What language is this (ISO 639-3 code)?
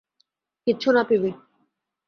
ben